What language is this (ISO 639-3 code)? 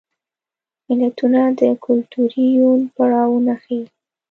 pus